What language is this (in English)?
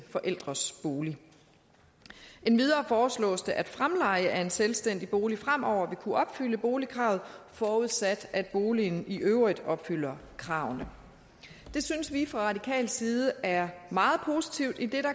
Danish